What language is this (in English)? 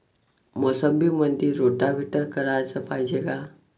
Marathi